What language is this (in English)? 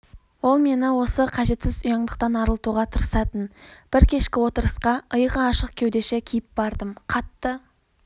Kazakh